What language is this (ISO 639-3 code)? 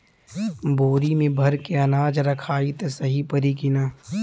bho